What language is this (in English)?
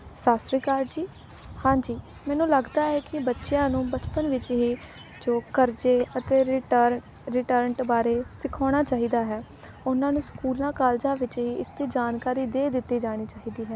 Punjabi